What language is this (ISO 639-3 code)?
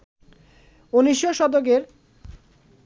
ben